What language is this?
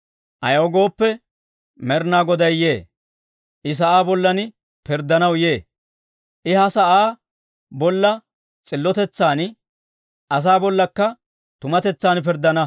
Dawro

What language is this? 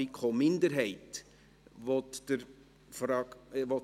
Swiss German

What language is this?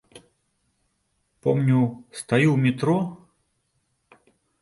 Belarusian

